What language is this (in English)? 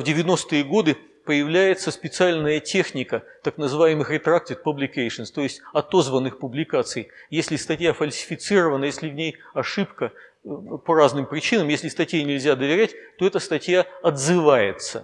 Russian